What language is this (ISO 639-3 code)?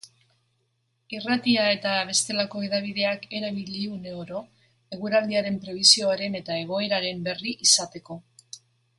eus